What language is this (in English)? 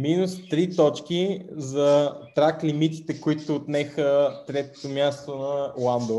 Bulgarian